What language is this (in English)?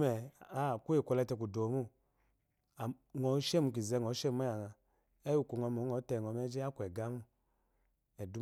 Eloyi